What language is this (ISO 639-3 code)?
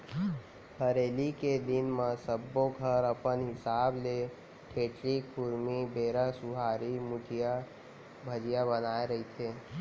hne